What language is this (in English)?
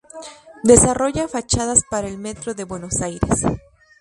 Spanish